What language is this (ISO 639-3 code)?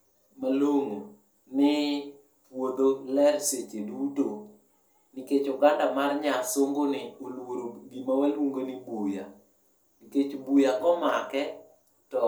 luo